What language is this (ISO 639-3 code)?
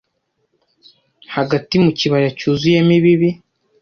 kin